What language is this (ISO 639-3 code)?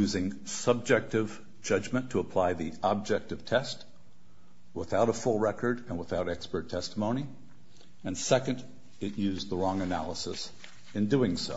eng